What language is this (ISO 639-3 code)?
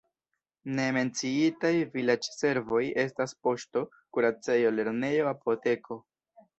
epo